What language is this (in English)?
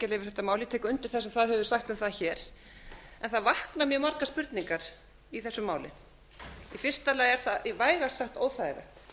Icelandic